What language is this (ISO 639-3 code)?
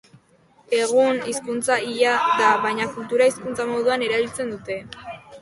eus